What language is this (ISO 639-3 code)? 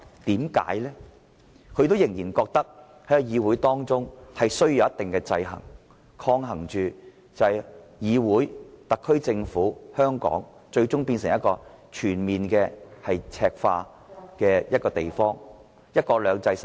yue